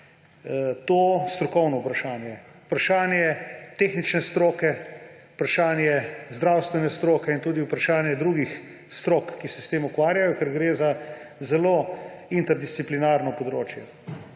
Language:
Slovenian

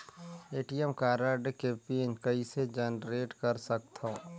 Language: Chhattisgarhi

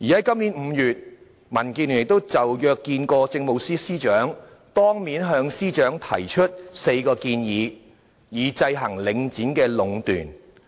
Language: Cantonese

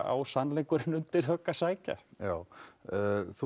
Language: Icelandic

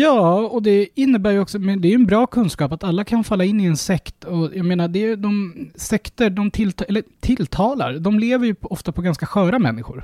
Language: Swedish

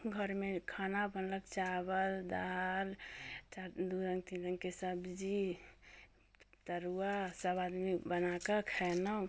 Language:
Maithili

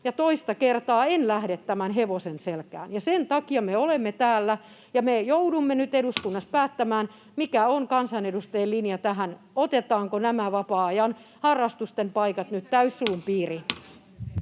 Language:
Finnish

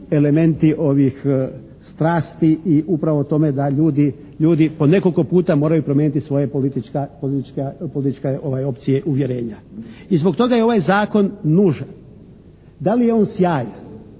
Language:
Croatian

